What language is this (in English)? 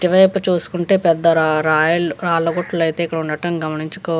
Telugu